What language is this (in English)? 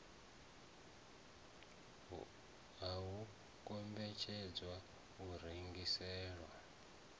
Venda